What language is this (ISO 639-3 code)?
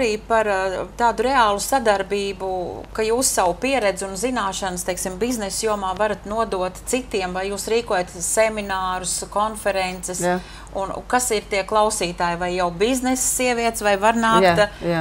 lav